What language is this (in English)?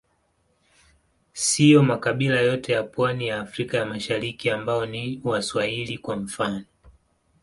Swahili